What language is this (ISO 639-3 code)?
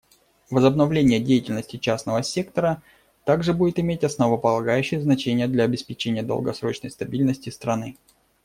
rus